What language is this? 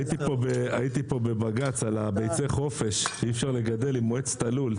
Hebrew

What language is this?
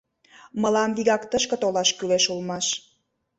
Mari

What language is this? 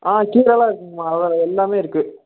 Tamil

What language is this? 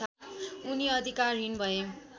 Nepali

